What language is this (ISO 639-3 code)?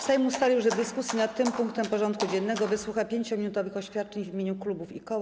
pol